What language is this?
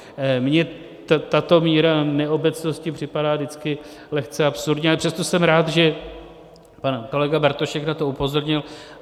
Czech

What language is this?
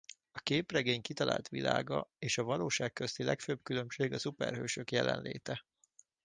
Hungarian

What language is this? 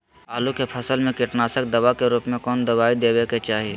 Magahi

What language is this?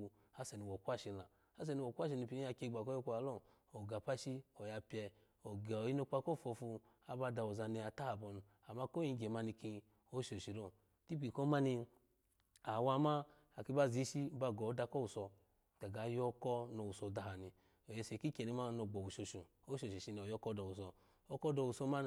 Alago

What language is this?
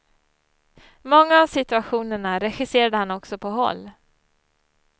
Swedish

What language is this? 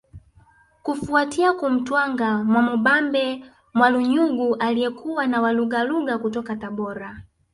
Swahili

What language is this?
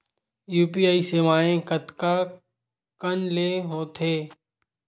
Chhattisgarhi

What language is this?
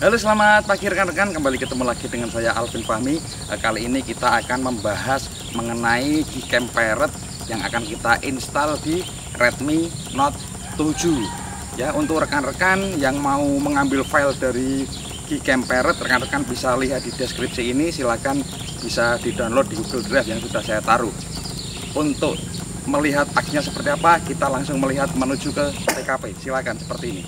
Indonesian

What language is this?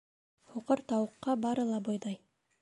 Bashkir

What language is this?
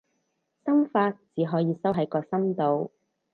Cantonese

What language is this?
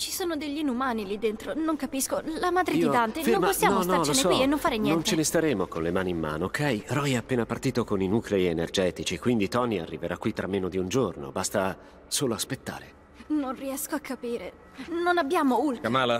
Italian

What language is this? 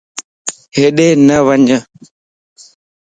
Lasi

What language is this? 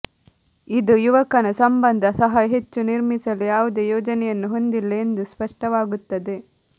Kannada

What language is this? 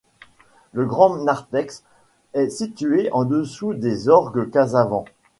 French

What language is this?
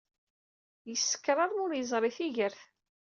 Kabyle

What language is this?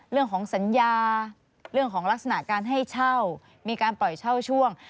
Thai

